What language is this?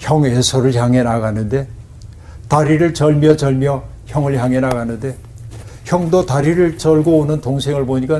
Korean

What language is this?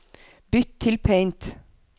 Norwegian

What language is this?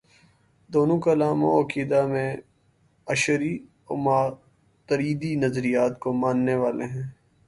Urdu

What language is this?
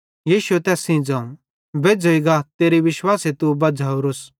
Bhadrawahi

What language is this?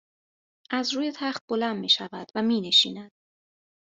Persian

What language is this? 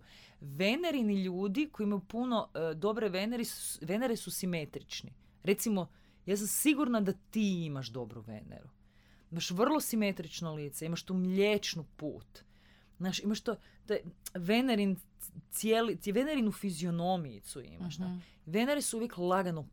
Croatian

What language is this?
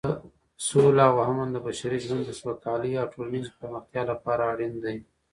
Pashto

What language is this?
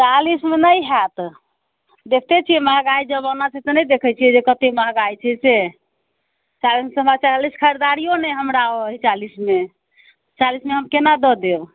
Maithili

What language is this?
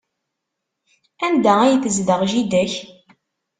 Kabyle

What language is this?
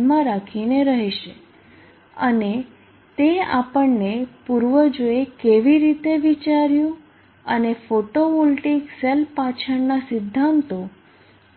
Gujarati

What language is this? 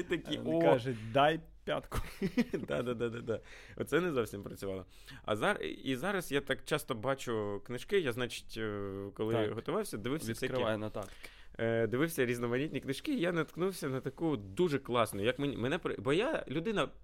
Ukrainian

